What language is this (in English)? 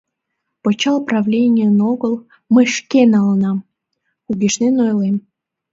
Mari